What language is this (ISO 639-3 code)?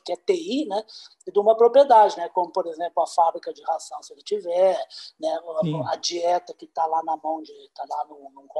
por